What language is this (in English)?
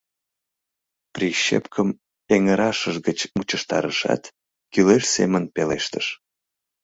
Mari